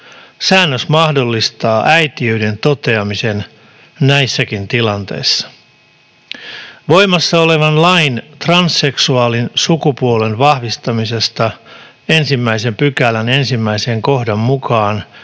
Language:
Finnish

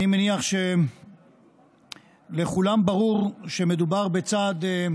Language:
Hebrew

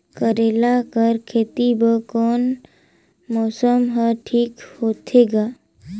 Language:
Chhattisgarhi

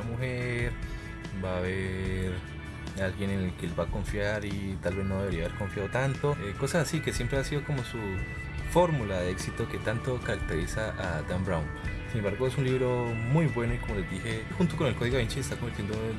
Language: Spanish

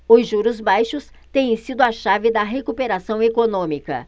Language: Portuguese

